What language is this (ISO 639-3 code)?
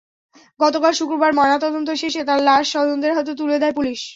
ben